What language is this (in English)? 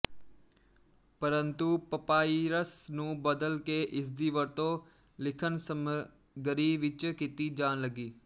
Punjabi